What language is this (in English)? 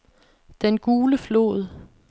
Danish